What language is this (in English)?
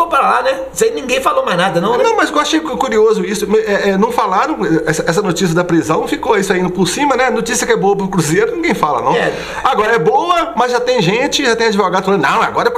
Portuguese